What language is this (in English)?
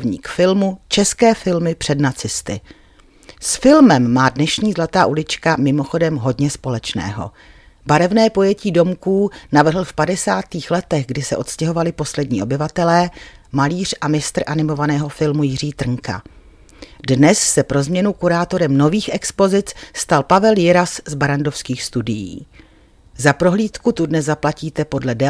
Czech